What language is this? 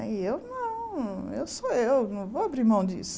Portuguese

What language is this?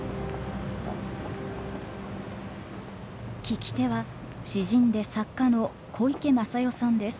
Japanese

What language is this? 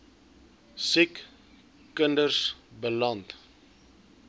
Afrikaans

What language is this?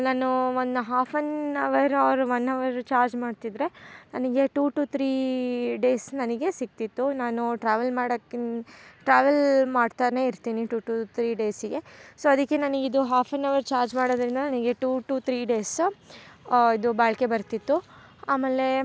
Kannada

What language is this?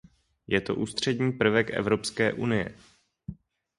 Czech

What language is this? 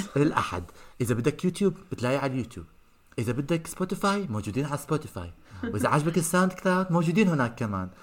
Arabic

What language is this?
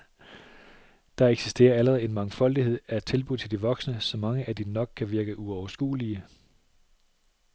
Danish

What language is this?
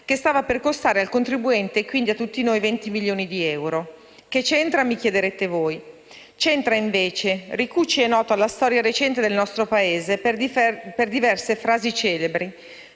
Italian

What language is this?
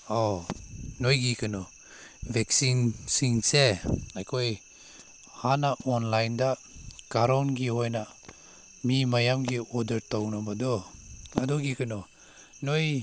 Manipuri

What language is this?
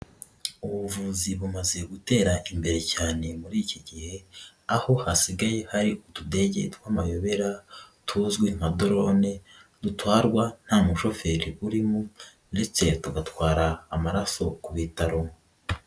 Kinyarwanda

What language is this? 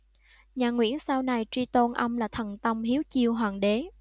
Vietnamese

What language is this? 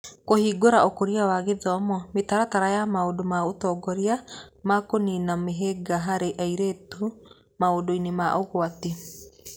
Kikuyu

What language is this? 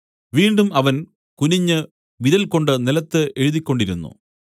Malayalam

